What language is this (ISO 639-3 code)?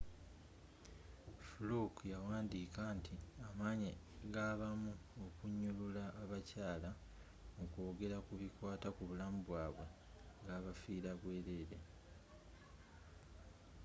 lug